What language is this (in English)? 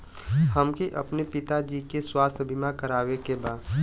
Bhojpuri